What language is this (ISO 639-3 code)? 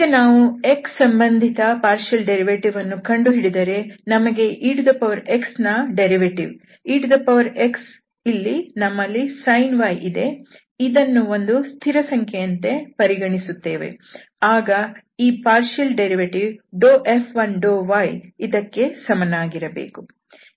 kan